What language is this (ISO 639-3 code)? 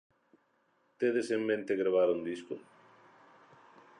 glg